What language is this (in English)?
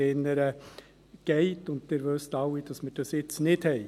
Swiss German